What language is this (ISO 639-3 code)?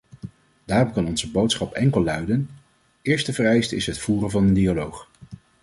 nld